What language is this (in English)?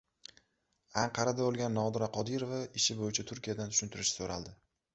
Uzbek